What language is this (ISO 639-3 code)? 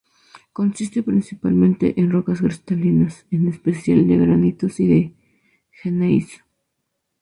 spa